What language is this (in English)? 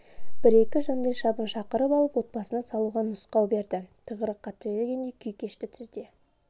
Kazakh